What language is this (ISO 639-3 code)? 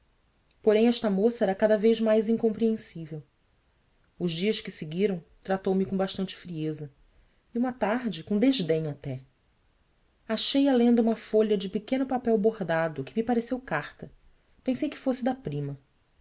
por